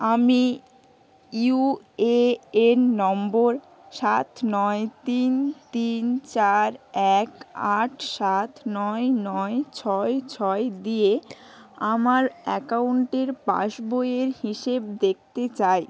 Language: Bangla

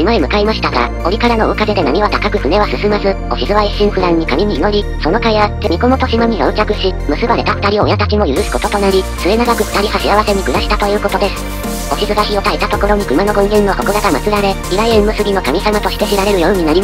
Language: Japanese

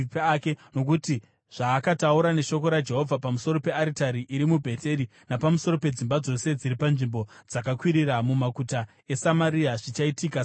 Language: Shona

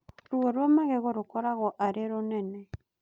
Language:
Kikuyu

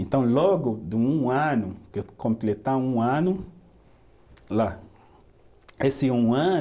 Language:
Portuguese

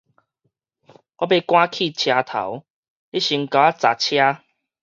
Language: Min Nan Chinese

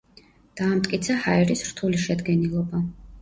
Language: Georgian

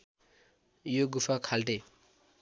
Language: Nepali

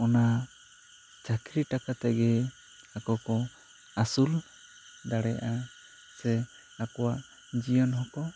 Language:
Santali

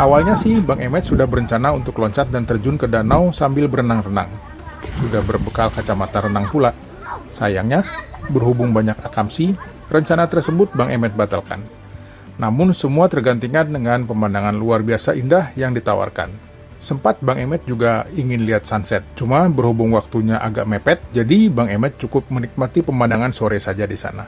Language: Indonesian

